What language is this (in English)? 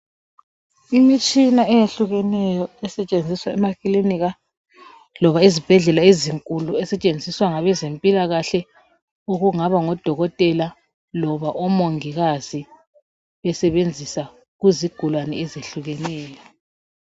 North Ndebele